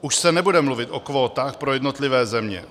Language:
Czech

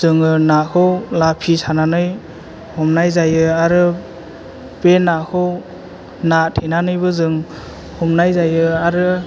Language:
Bodo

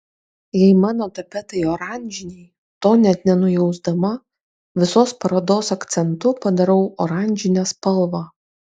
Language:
Lithuanian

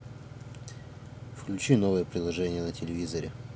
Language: Russian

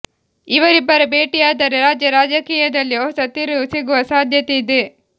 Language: Kannada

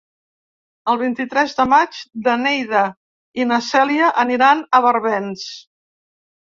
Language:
Catalan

